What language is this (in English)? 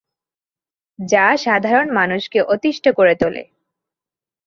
Bangla